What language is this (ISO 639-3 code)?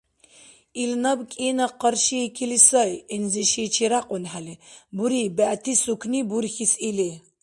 dar